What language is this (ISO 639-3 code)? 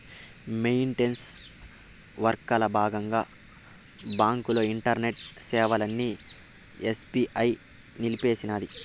tel